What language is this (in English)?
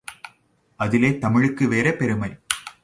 Tamil